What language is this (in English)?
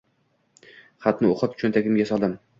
Uzbek